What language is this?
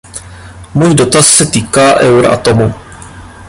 Czech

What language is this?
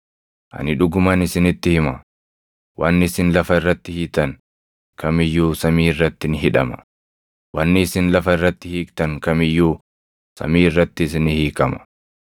Oromo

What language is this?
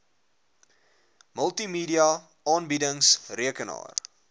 Afrikaans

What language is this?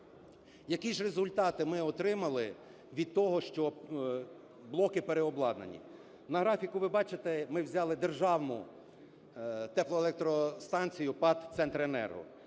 Ukrainian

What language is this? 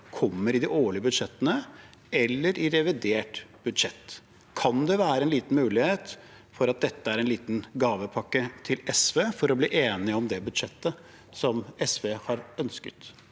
Norwegian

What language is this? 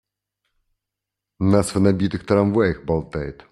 Russian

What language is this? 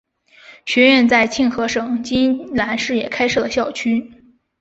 Chinese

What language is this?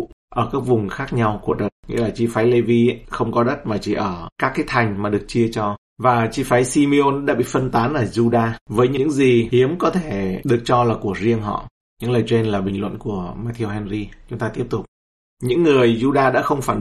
Vietnamese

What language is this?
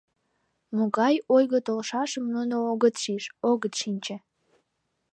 Mari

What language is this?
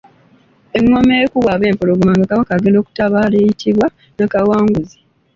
Ganda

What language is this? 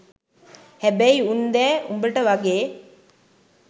Sinhala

